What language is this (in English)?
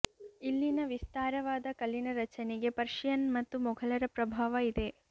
Kannada